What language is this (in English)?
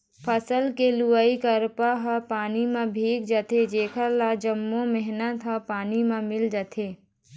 Chhattisgarhi